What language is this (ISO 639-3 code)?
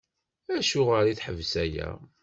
kab